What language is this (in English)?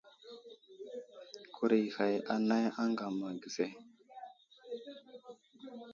Wuzlam